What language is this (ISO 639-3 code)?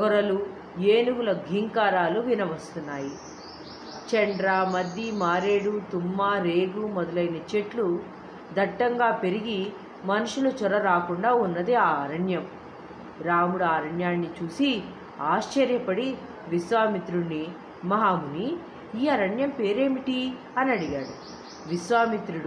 tel